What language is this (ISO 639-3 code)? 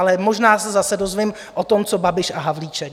ces